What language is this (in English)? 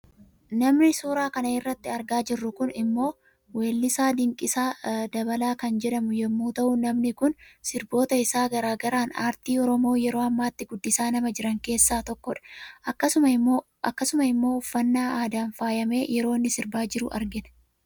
Oromo